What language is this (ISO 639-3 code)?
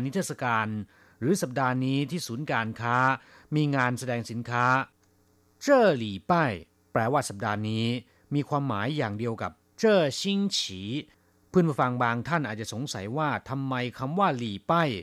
tha